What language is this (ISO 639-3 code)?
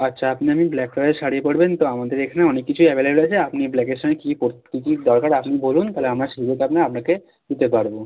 ben